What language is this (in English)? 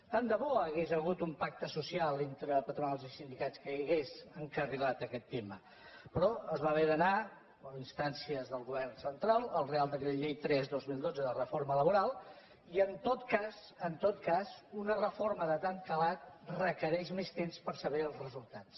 Catalan